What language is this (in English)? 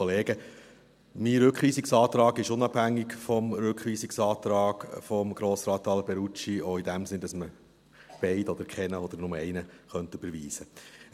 Swiss German